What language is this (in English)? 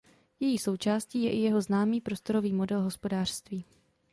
Czech